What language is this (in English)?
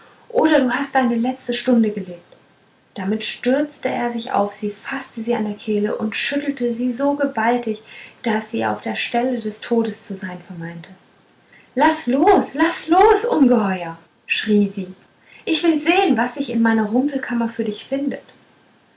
German